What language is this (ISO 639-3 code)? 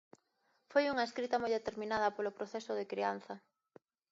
glg